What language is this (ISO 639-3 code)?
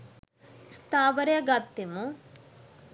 sin